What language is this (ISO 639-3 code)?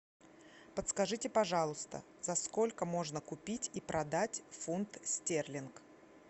rus